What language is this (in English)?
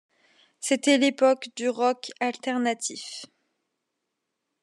French